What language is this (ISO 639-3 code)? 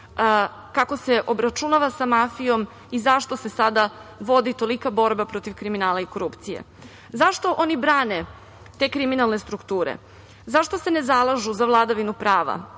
srp